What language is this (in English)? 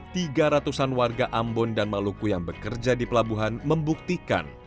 Indonesian